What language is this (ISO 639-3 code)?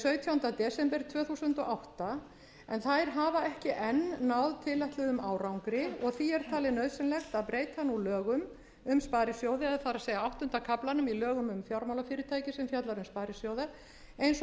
isl